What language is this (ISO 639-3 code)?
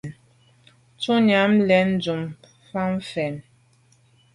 byv